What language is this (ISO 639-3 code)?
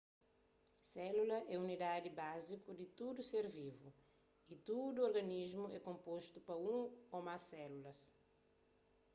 kea